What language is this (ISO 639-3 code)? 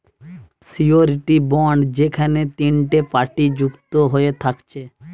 ben